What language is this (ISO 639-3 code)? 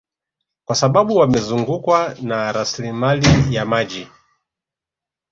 swa